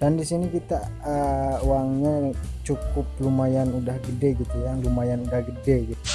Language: Indonesian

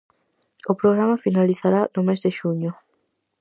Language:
Galician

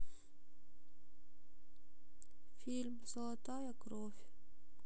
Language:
Russian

